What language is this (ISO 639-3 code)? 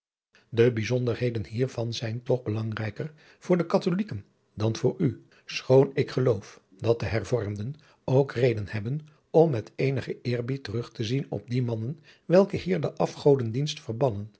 nld